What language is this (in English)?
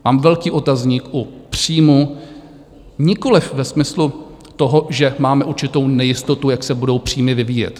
Czech